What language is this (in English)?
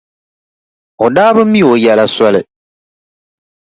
Dagbani